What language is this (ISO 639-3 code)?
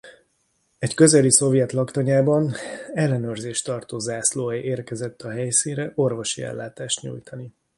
hun